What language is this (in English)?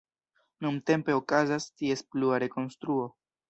Esperanto